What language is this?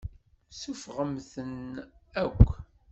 Kabyle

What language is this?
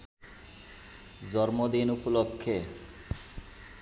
Bangla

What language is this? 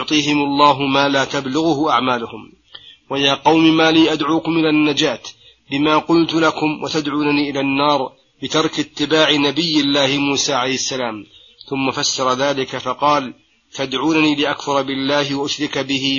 Arabic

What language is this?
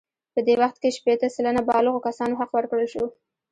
Pashto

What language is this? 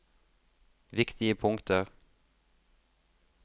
Norwegian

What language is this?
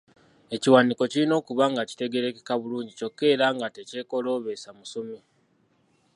Ganda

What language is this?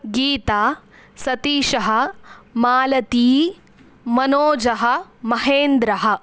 Sanskrit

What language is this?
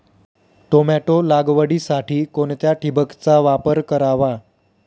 Marathi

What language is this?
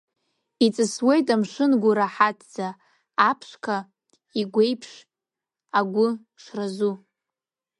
Abkhazian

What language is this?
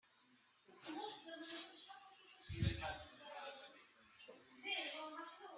French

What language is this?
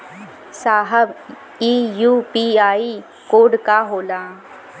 Bhojpuri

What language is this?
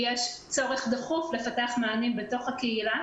Hebrew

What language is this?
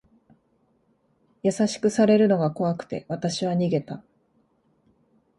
Japanese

